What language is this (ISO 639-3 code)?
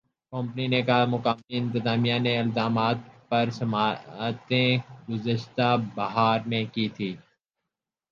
urd